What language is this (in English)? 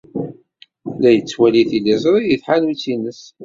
Kabyle